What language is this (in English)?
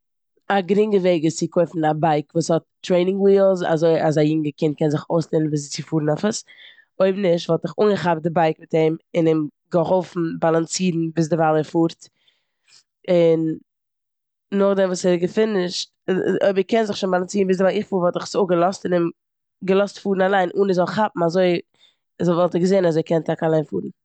Yiddish